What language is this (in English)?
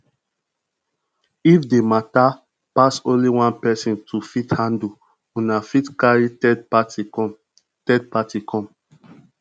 Nigerian Pidgin